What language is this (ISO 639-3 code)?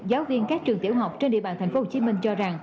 vie